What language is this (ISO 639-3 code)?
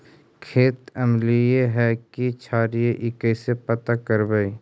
mag